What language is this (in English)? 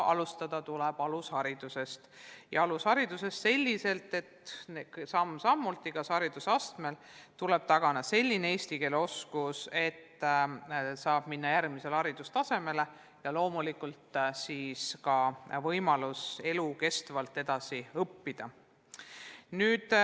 Estonian